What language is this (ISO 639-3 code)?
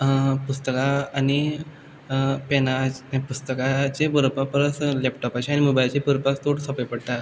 kok